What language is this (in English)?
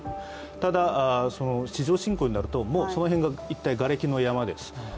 Japanese